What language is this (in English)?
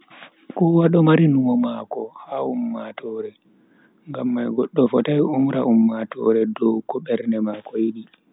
Bagirmi Fulfulde